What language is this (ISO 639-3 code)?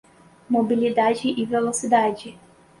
por